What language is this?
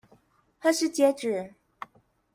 Chinese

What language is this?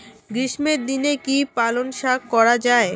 Bangla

